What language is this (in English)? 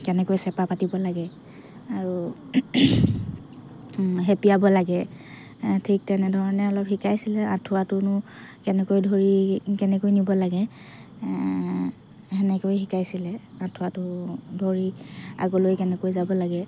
Assamese